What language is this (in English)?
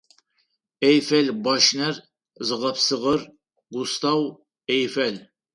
Adyghe